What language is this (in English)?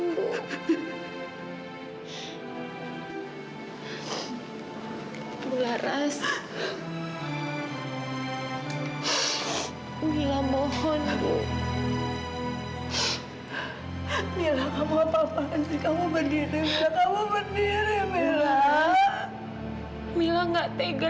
Indonesian